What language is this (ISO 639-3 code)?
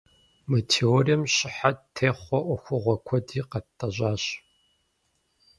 kbd